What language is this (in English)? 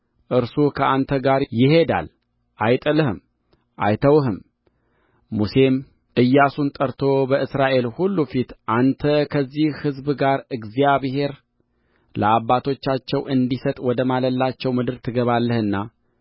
Amharic